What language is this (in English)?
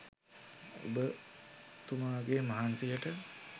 Sinhala